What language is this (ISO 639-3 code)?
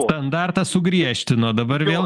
lit